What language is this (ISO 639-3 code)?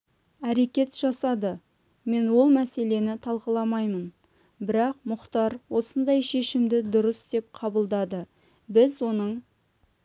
kaz